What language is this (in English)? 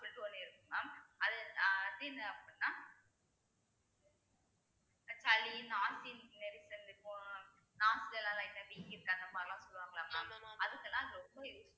Tamil